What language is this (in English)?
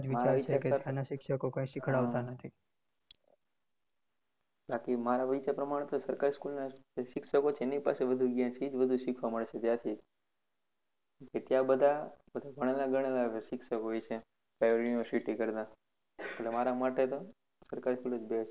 Gujarati